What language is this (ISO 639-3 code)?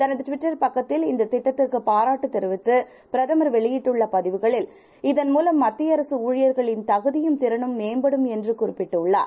tam